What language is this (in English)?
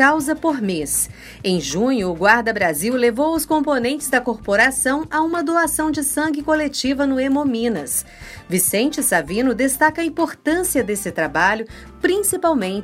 Portuguese